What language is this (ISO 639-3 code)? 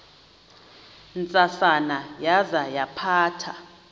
xho